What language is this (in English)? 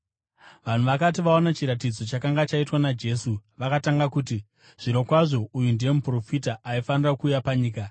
Shona